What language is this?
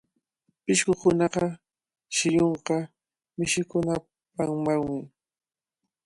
Cajatambo North Lima Quechua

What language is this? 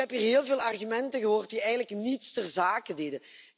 Dutch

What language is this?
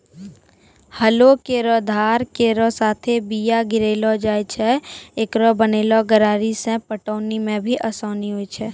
Maithili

